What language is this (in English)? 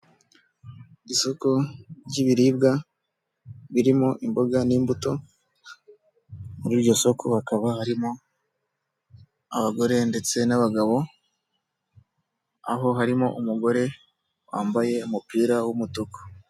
Kinyarwanda